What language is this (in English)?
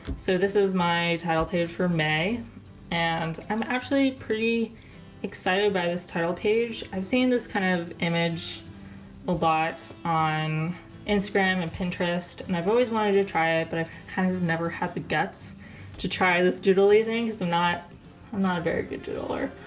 English